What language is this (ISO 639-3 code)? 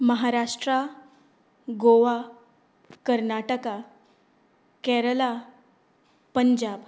kok